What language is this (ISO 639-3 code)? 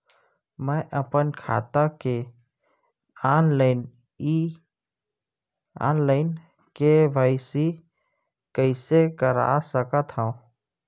hne